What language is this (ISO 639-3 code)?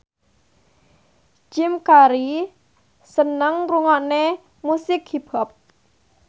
jav